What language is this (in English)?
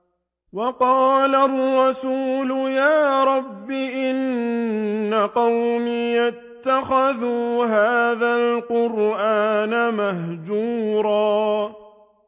Arabic